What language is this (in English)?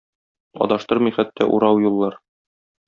Tatar